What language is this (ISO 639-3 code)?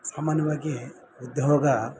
kan